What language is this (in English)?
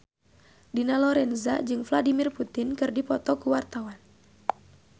Sundanese